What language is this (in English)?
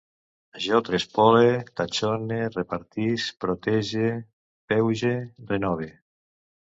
Catalan